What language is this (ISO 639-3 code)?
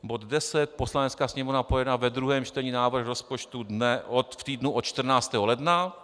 ces